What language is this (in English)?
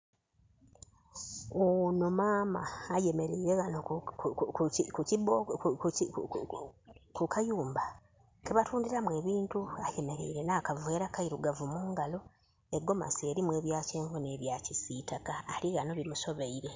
Soga